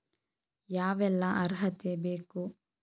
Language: Kannada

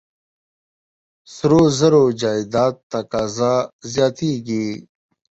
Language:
Pashto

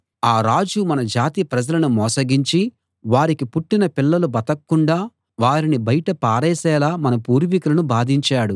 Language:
Telugu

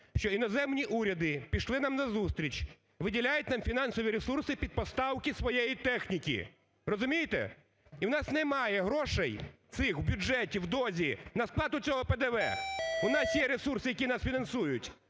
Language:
Ukrainian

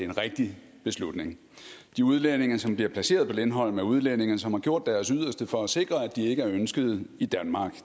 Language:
Danish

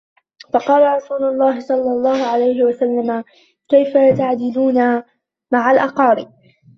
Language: Arabic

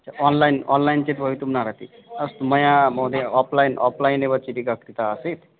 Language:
Sanskrit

